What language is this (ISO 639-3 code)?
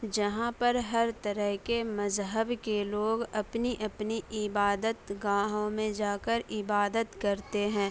urd